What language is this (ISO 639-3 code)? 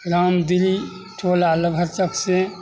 mai